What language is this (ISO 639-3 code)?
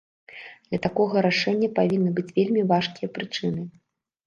bel